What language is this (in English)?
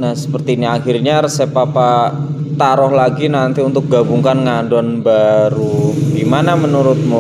Indonesian